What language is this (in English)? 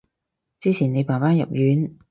Cantonese